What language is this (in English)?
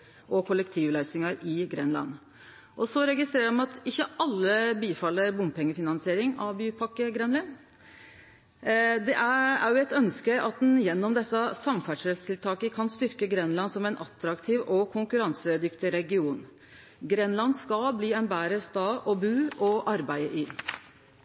Norwegian Nynorsk